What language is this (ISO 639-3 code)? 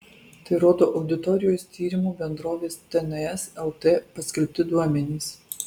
lit